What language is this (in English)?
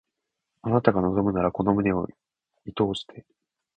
Japanese